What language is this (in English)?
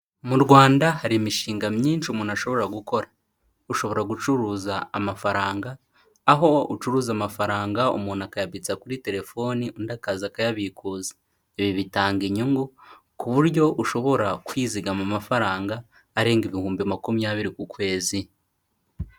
Kinyarwanda